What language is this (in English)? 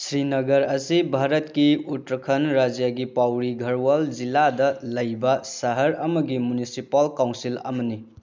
Manipuri